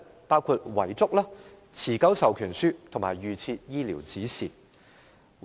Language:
Cantonese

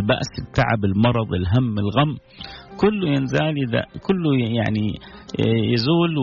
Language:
Arabic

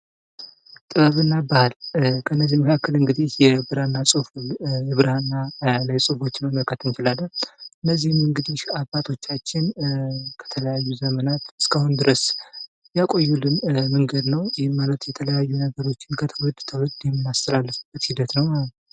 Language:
Amharic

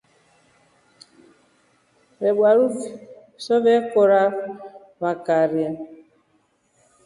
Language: Rombo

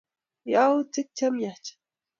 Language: Kalenjin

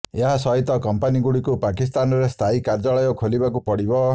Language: Odia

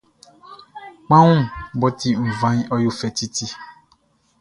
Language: Baoulé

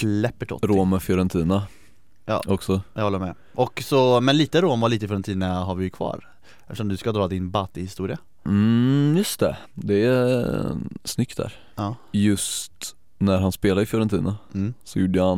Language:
Swedish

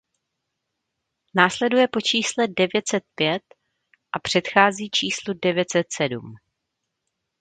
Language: Czech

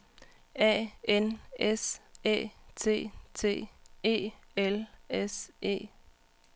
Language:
Danish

